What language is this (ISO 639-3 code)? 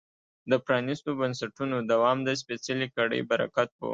pus